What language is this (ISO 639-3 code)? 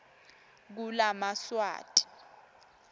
ssw